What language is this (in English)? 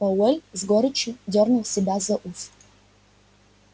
Russian